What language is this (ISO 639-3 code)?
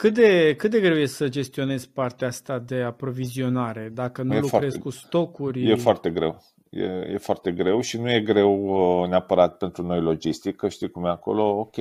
ron